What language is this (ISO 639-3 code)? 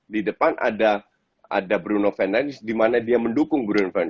ind